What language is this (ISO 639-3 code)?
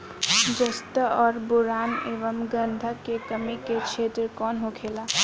bho